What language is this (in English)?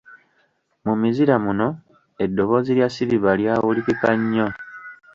Ganda